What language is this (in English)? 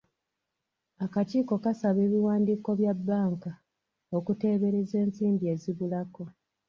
Ganda